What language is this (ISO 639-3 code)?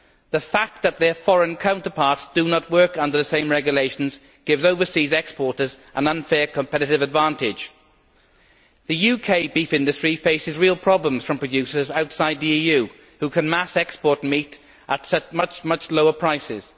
eng